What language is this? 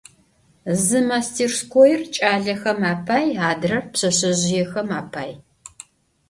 Adyghe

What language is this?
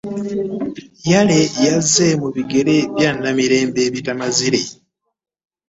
Ganda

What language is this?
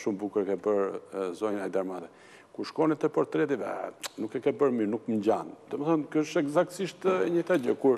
Romanian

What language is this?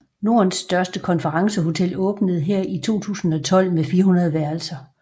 Danish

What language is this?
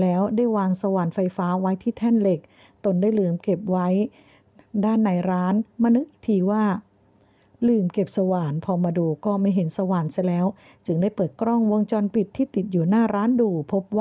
Thai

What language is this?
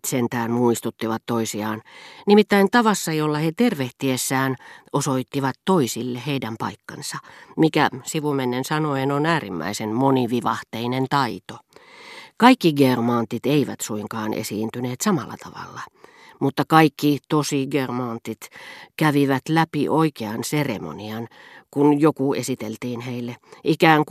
Finnish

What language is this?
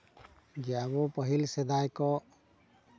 Santali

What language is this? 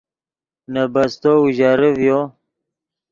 Yidgha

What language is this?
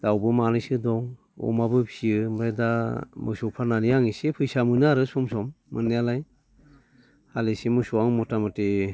Bodo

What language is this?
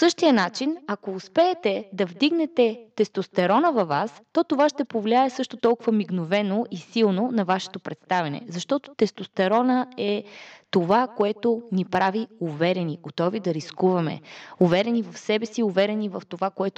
Bulgarian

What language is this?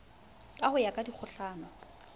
Southern Sotho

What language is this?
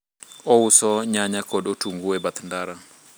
Luo (Kenya and Tanzania)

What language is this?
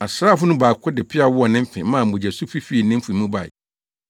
Akan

